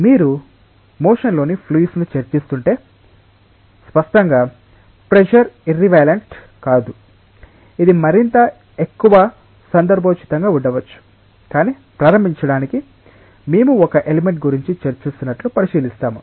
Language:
Telugu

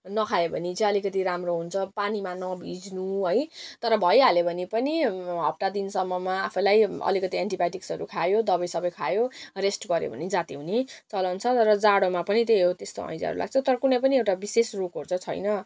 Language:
Nepali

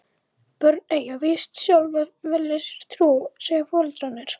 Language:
Icelandic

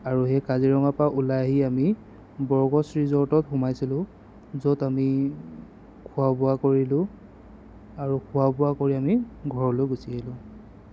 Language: Assamese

